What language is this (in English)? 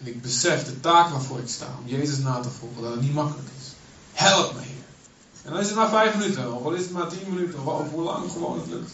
Dutch